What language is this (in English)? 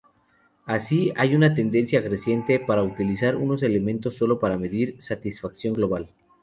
Spanish